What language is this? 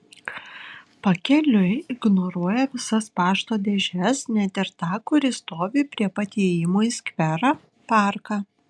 Lithuanian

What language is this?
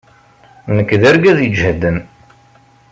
Kabyle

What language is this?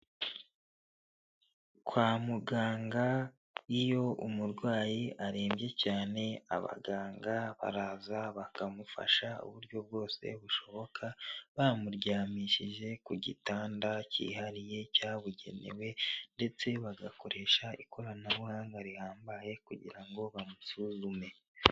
Kinyarwanda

